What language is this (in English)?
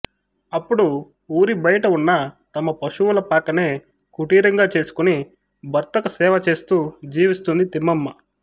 Telugu